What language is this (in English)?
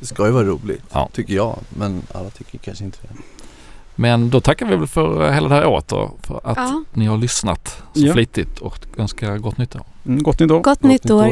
Swedish